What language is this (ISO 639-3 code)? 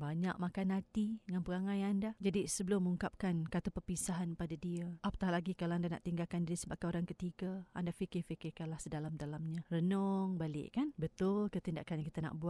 msa